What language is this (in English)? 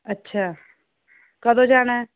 Punjabi